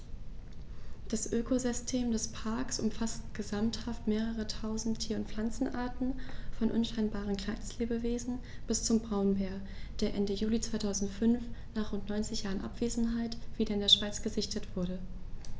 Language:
German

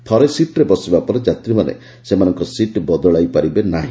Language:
Odia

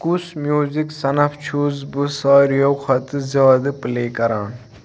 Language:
Kashmiri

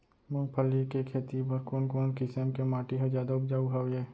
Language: Chhattisgarhi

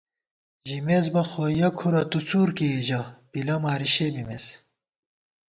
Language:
Gawar-Bati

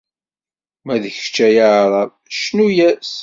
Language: Kabyle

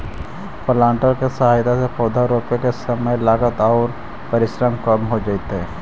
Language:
Magahi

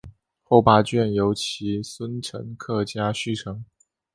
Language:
Chinese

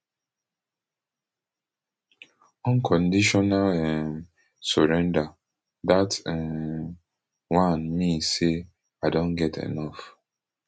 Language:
Nigerian Pidgin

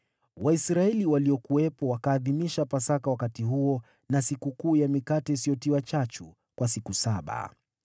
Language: Swahili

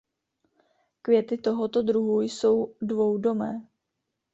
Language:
Czech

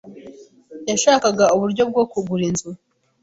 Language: Kinyarwanda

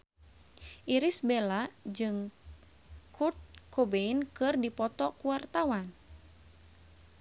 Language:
Sundanese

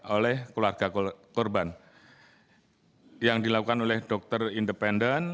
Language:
Indonesian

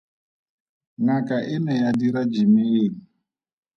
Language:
Tswana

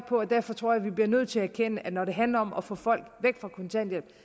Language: Danish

